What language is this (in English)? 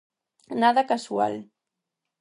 Galician